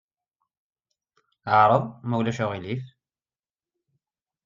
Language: Kabyle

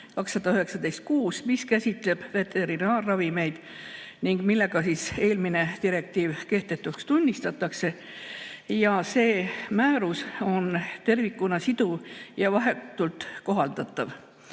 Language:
Estonian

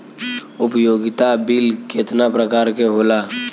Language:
Bhojpuri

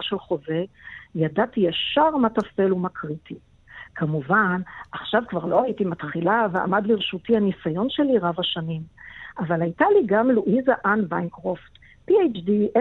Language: Hebrew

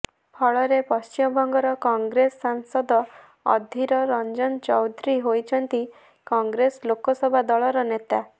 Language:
Odia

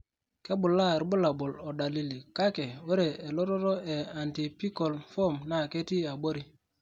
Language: Masai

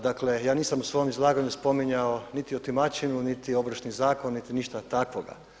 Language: Croatian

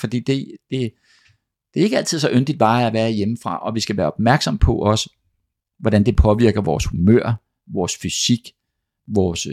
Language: Danish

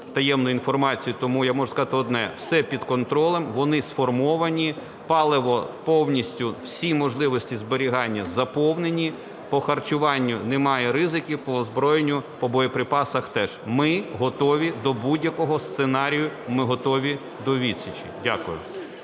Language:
Ukrainian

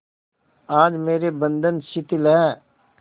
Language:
Hindi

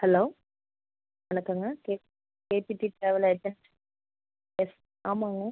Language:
Tamil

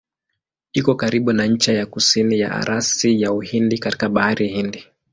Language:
Swahili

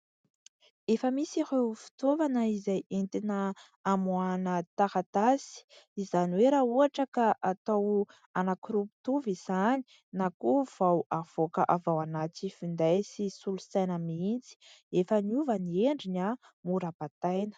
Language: Malagasy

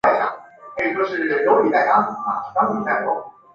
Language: Chinese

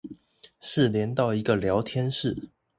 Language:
Chinese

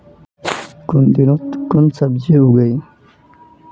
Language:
Magahi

